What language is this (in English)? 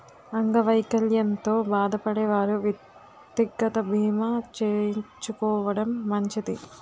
Telugu